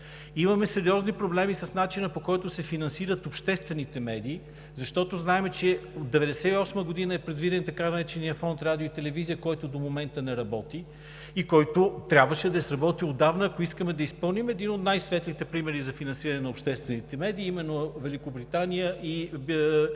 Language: Bulgarian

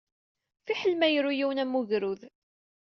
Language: Kabyle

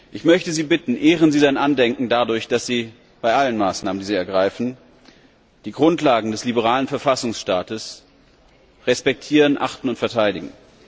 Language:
German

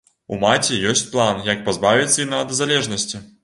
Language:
Belarusian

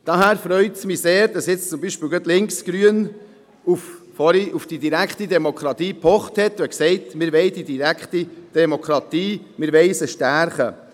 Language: Swiss German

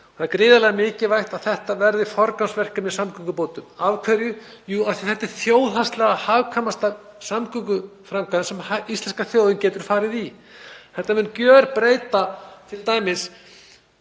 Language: Icelandic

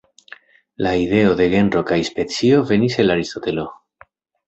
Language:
Esperanto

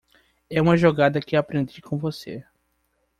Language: Portuguese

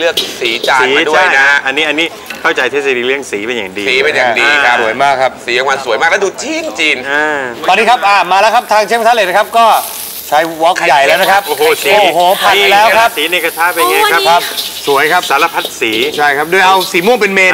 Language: Thai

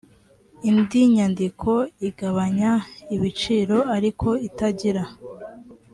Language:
Kinyarwanda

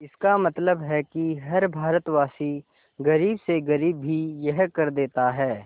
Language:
Hindi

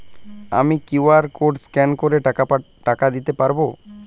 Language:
Bangla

